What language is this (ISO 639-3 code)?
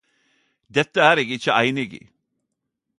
nno